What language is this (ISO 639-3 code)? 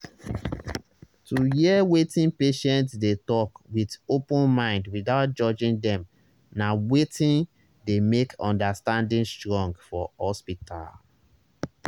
pcm